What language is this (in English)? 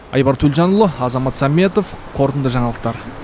Kazakh